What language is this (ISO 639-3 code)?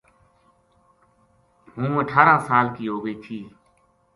gju